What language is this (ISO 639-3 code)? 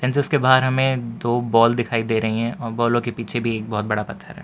hin